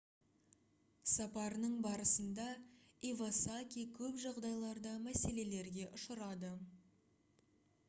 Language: Kazakh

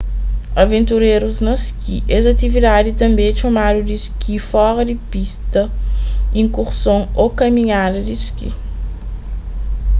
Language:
Kabuverdianu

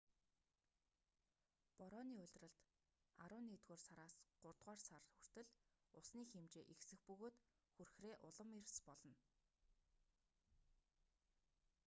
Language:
Mongolian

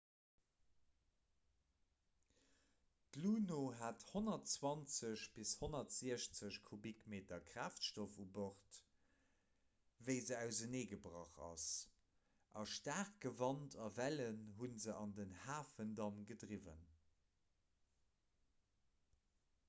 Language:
Luxembourgish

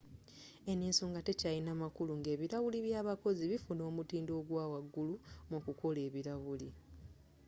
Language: Ganda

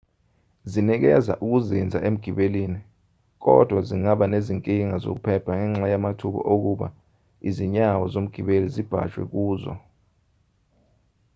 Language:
Zulu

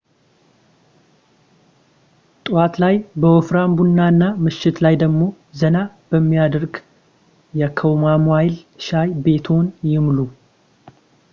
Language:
Amharic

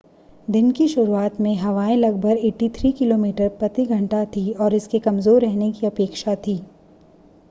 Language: Hindi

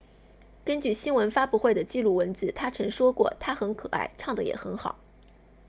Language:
Chinese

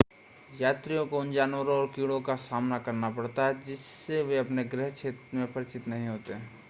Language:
Hindi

